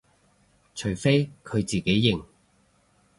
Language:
Cantonese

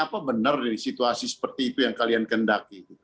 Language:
Indonesian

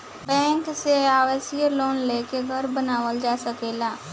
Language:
Bhojpuri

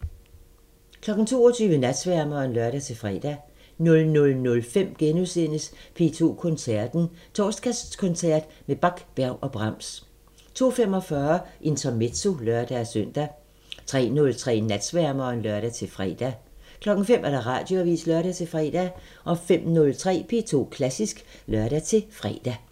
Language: Danish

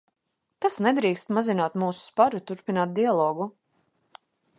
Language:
Latvian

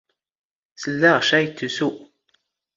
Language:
Standard Moroccan Tamazight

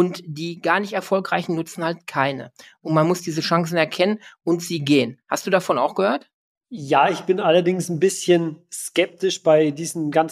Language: German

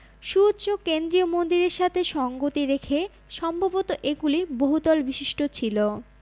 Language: Bangla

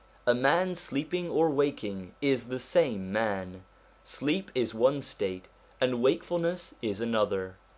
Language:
English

